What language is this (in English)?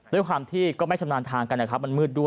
Thai